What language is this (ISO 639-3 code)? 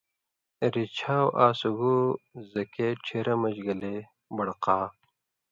mvy